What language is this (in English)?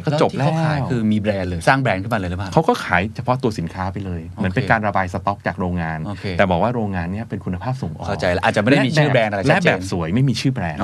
Thai